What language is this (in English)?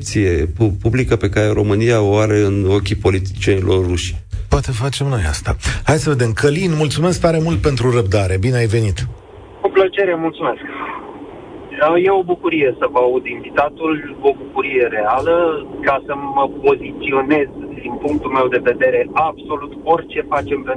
Romanian